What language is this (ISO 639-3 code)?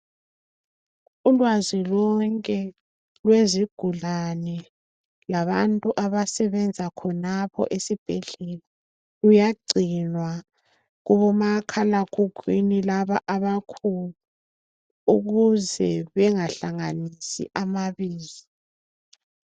nde